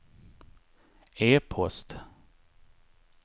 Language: Swedish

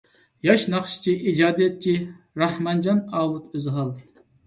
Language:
Uyghur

